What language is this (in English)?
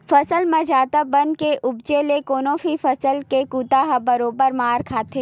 Chhattisgarhi